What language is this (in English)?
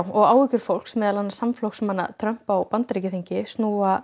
Icelandic